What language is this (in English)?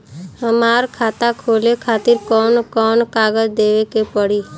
Bhojpuri